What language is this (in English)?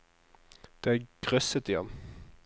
Norwegian